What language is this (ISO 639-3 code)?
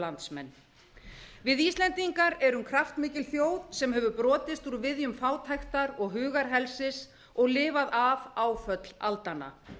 isl